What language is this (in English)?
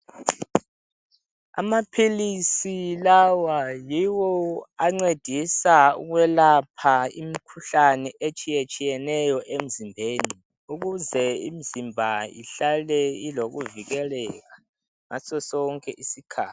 North Ndebele